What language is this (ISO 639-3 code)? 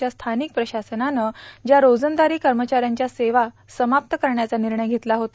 mar